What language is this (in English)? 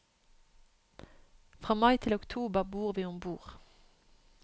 Norwegian